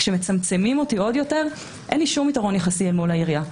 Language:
Hebrew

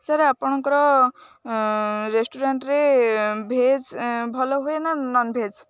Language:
Odia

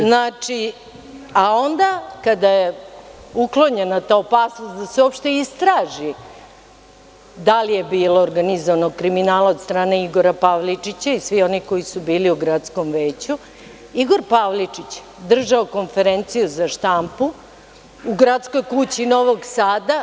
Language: Serbian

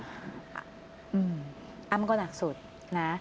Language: Thai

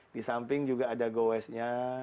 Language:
Indonesian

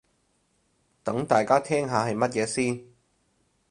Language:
Cantonese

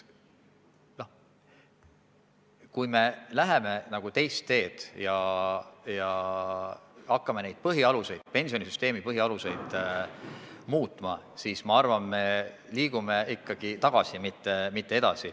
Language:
Estonian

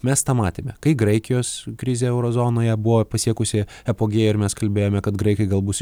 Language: Lithuanian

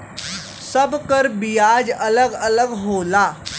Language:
Bhojpuri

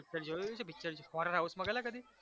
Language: Gujarati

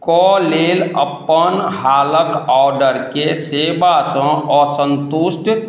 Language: Maithili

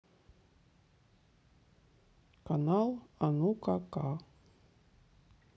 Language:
Russian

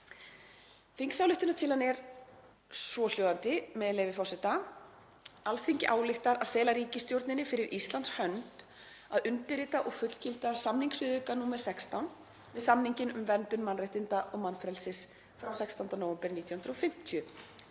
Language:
Icelandic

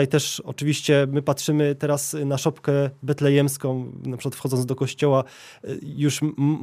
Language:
Polish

